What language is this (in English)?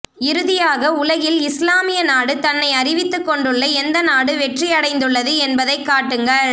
Tamil